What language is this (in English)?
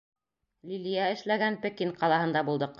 Bashkir